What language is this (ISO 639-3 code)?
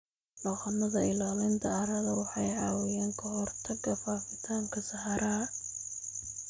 som